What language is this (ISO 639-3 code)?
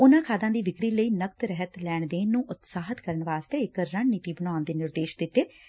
pan